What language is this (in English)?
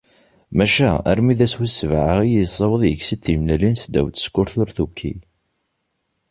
Kabyle